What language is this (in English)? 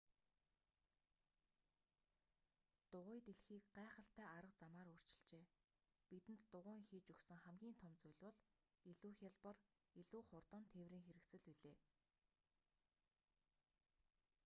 Mongolian